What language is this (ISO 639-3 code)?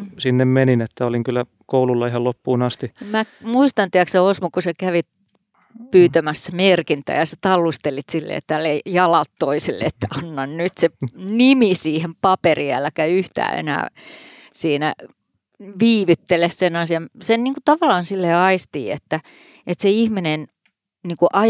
fin